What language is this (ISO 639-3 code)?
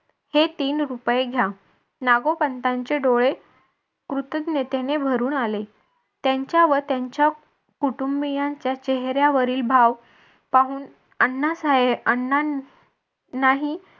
mar